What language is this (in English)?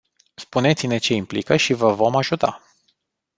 Romanian